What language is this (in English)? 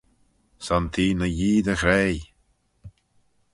Manx